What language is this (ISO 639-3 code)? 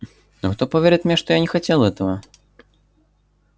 rus